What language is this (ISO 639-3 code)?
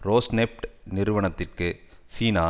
tam